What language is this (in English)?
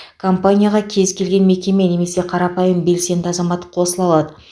Kazakh